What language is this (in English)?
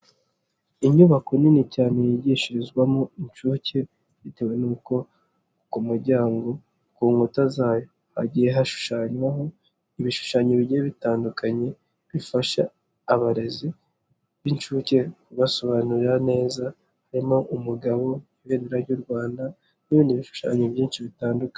Kinyarwanda